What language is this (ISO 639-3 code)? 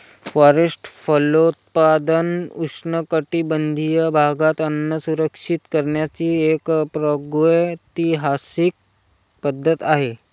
mar